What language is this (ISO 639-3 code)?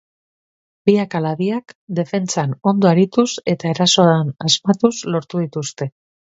eus